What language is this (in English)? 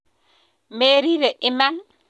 Kalenjin